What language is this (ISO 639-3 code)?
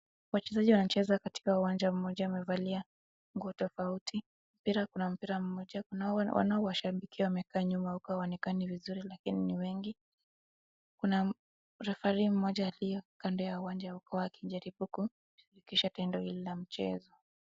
swa